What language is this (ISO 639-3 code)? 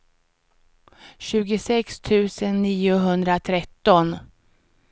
swe